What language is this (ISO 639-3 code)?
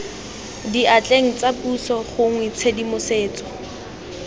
tsn